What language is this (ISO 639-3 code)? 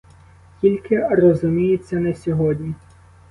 ukr